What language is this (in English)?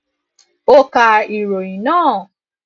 Yoruba